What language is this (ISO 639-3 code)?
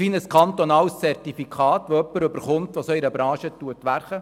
gsw